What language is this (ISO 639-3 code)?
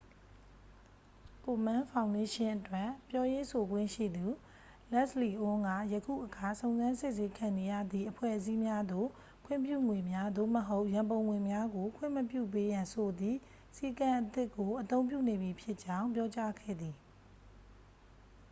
mya